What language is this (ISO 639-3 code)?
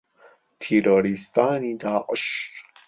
ckb